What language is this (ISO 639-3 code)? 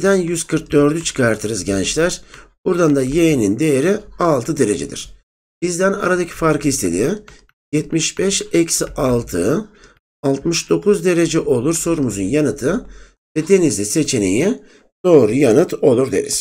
tur